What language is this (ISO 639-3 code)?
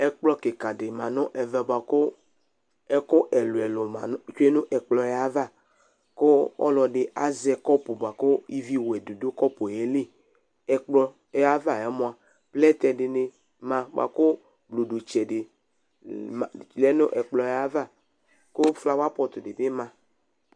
kpo